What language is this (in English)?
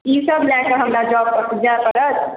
Maithili